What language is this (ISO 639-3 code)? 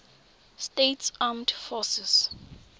tsn